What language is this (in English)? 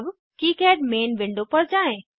Hindi